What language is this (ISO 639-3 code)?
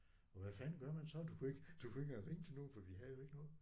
dan